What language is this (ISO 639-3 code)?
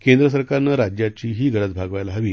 mar